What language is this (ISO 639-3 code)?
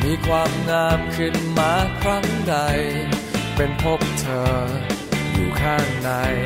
tha